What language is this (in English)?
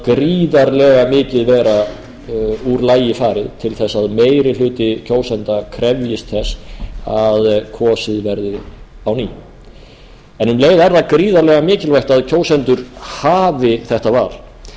Icelandic